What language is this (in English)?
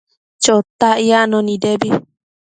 Matsés